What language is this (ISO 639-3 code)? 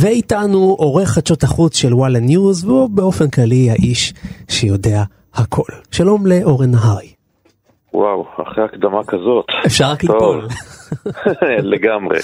heb